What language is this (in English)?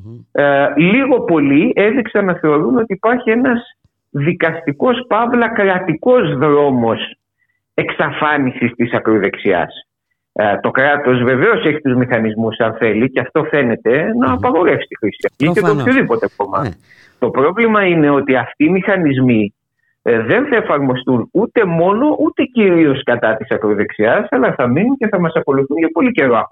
Greek